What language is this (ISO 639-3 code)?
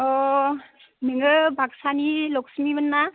brx